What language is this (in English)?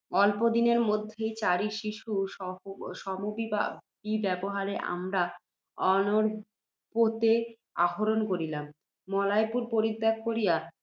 Bangla